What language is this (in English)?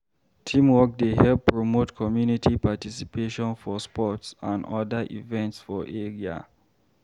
Nigerian Pidgin